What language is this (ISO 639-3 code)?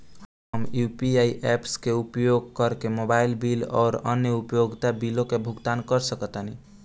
bho